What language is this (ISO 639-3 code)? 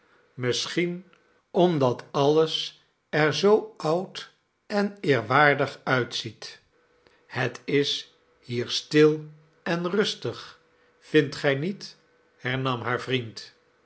nld